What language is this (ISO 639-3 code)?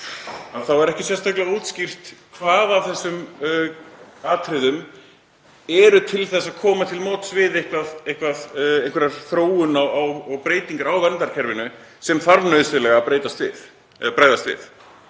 isl